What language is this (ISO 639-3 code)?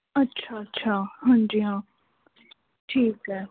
pan